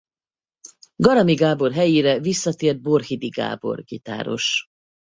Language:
Hungarian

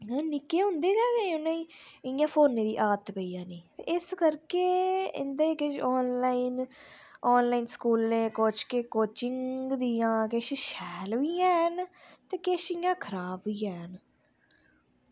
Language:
Dogri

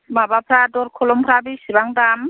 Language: Bodo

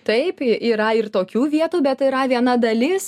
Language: Lithuanian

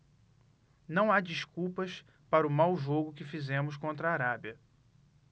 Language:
Portuguese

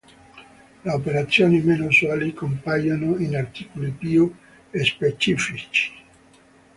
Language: Italian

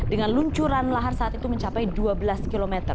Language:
Indonesian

